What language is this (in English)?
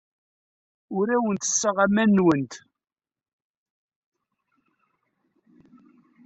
Kabyle